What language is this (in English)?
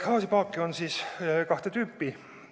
Estonian